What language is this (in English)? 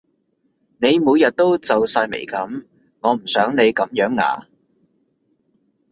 Cantonese